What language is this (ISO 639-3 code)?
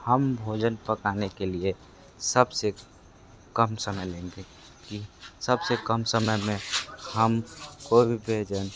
hin